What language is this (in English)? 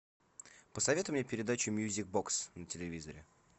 Russian